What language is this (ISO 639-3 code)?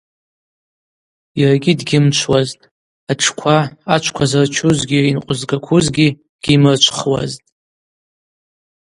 abq